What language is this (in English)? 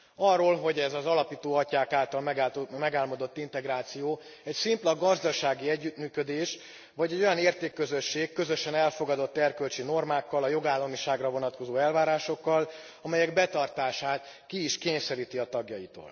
Hungarian